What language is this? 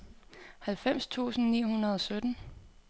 Danish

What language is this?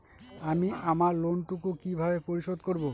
Bangla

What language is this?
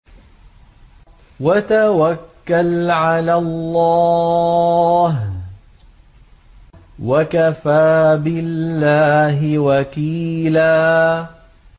Arabic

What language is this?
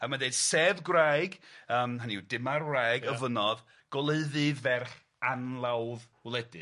Welsh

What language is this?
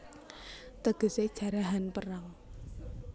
Javanese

